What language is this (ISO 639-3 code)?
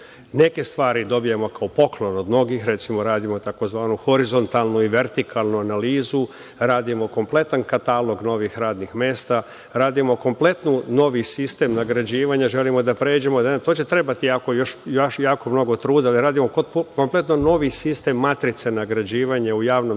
srp